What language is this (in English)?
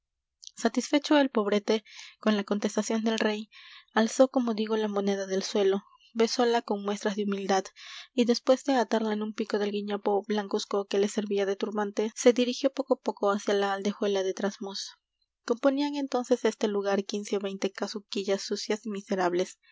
Spanish